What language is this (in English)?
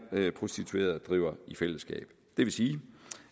Danish